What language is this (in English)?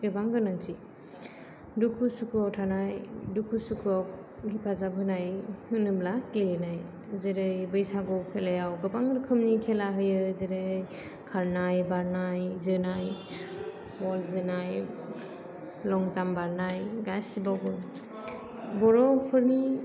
Bodo